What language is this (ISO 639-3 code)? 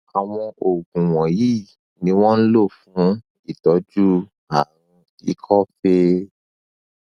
yor